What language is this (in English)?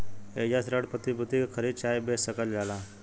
Bhojpuri